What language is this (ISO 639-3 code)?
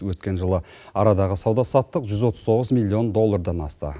kaz